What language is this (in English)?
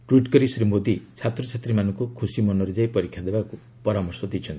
Odia